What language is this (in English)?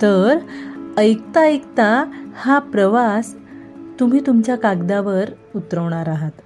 Marathi